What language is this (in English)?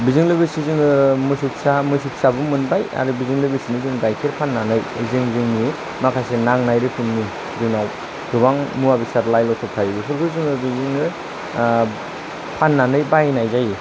Bodo